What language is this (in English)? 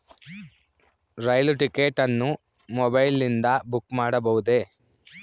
Kannada